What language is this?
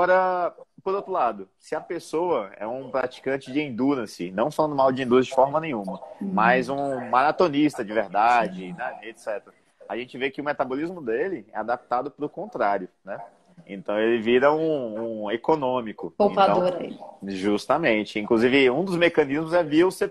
Portuguese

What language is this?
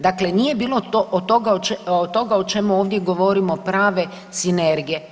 Croatian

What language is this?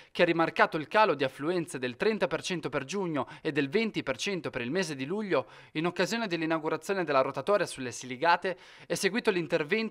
Italian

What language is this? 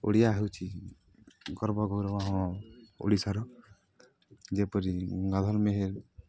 Odia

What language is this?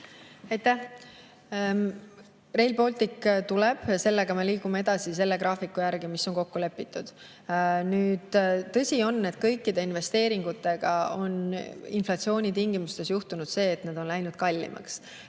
Estonian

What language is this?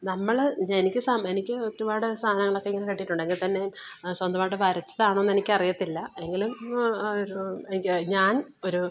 Malayalam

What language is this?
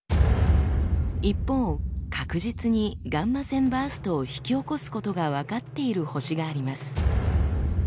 Japanese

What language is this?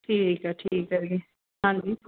Punjabi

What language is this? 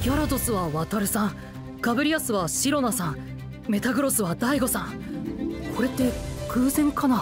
Japanese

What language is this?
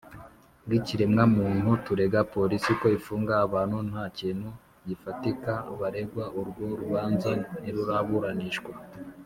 Kinyarwanda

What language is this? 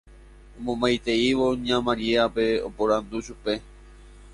Guarani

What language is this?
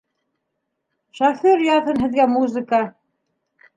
Bashkir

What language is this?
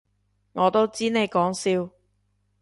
Cantonese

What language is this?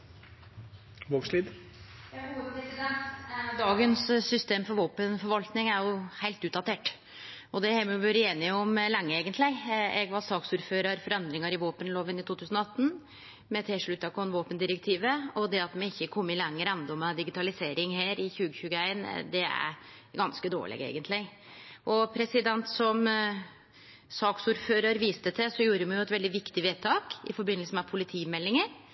Norwegian Nynorsk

